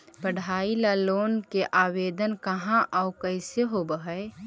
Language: Magahi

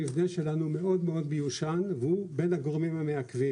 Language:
Hebrew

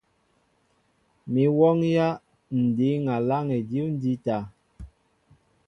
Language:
Mbo (Cameroon)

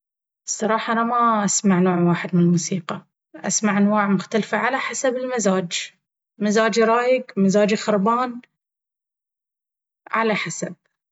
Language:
Baharna Arabic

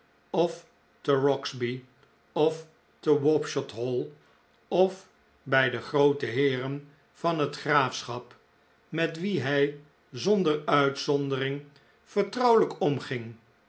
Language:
Dutch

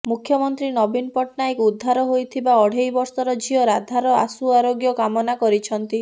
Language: Odia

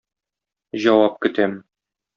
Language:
Tatar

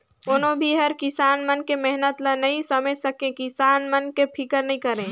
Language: Chhattisgarhi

